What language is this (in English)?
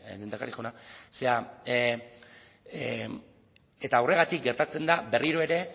Basque